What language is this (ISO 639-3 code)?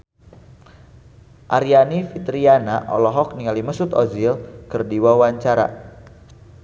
sun